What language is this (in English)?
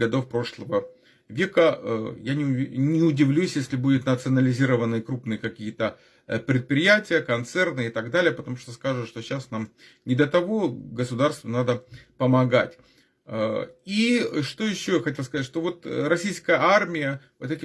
Russian